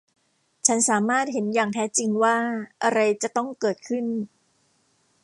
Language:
Thai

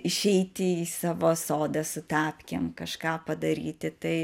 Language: Lithuanian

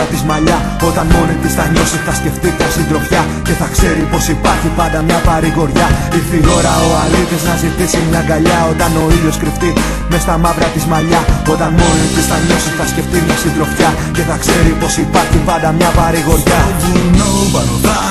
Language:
Greek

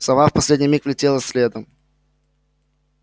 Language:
Russian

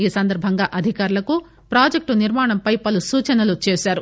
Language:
Telugu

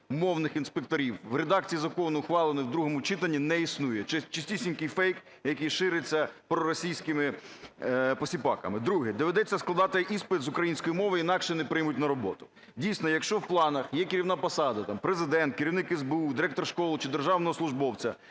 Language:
Ukrainian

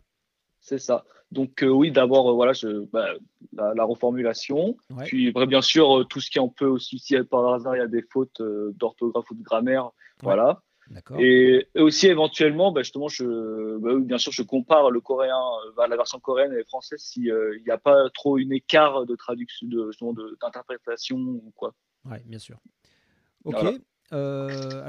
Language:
French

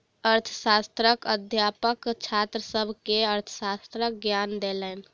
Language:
Maithili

